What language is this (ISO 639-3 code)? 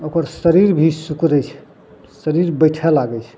mai